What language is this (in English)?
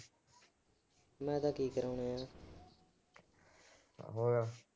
Punjabi